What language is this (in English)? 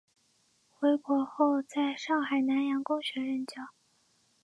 Chinese